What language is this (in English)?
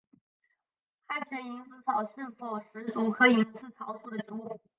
Chinese